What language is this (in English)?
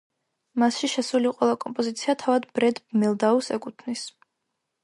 Georgian